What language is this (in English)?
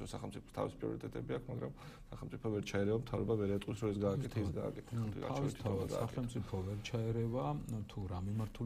Romanian